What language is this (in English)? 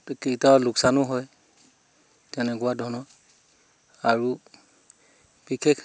Assamese